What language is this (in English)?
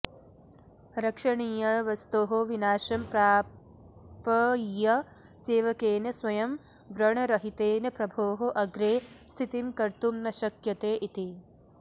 Sanskrit